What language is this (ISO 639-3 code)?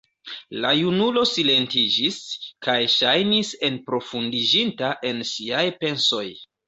epo